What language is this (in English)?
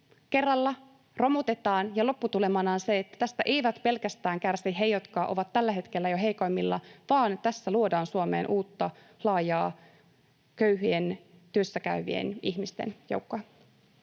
Finnish